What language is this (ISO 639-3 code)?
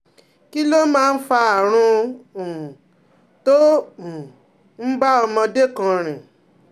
yor